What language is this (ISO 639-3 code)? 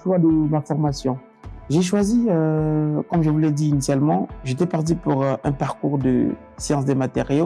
fra